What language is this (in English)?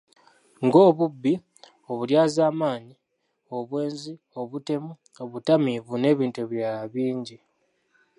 Ganda